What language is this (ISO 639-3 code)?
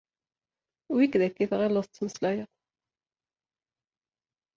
kab